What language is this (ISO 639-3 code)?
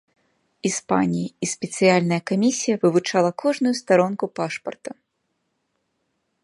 bel